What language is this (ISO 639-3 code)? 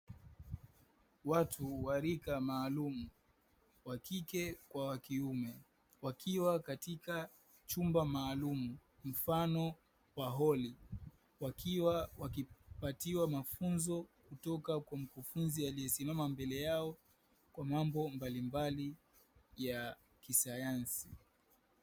swa